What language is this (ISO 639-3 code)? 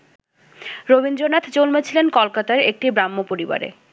ben